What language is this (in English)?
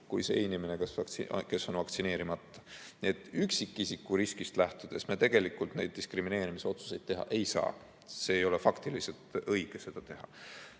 Estonian